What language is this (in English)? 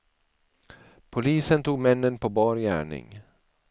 Swedish